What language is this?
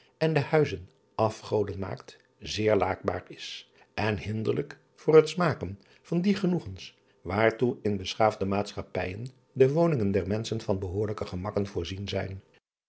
Dutch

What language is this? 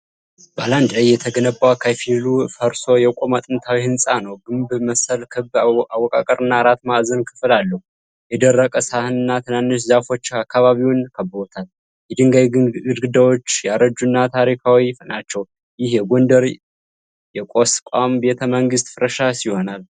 Amharic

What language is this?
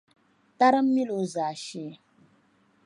Dagbani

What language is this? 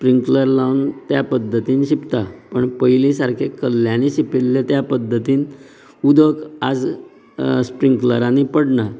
Konkani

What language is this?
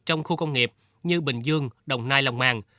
Vietnamese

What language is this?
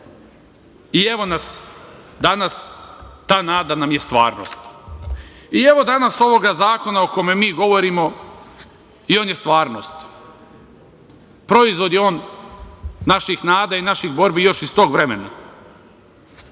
Serbian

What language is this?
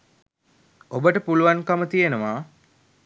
Sinhala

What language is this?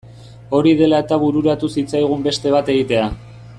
Basque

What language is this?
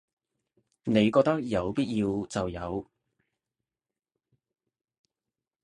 Cantonese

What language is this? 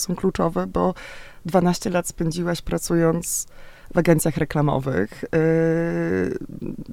Polish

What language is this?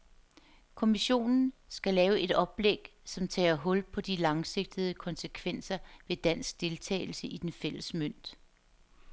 Danish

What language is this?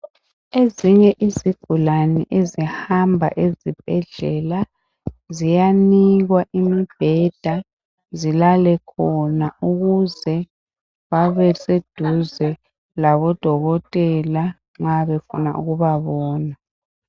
North Ndebele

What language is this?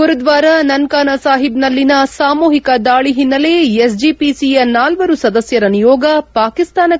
Kannada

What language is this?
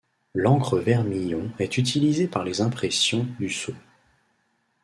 French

